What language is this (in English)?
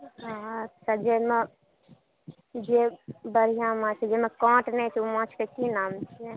Maithili